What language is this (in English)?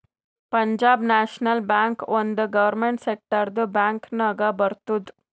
Kannada